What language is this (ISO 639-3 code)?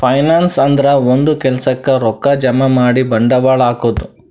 kan